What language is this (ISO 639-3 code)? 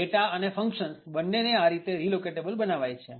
guj